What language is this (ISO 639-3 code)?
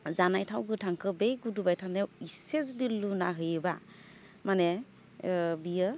brx